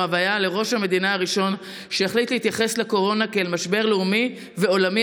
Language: Hebrew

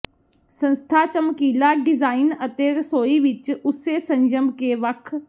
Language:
Punjabi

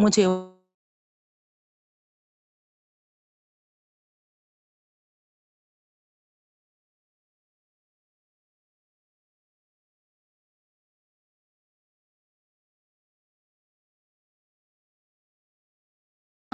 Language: Urdu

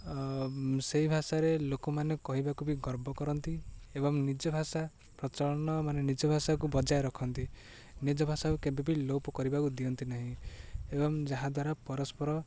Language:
Odia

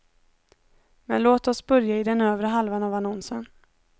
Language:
Swedish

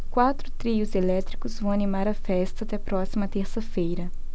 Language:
Portuguese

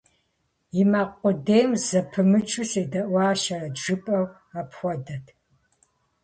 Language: Kabardian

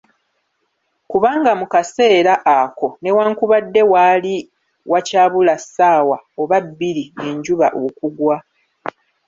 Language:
Ganda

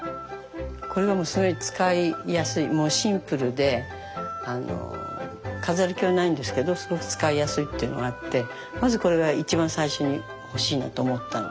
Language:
Japanese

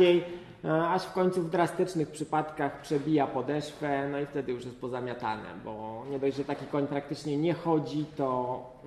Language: Polish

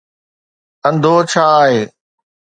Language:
Sindhi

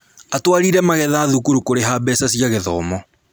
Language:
Kikuyu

